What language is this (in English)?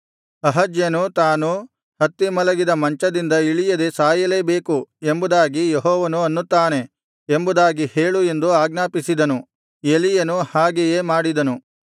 Kannada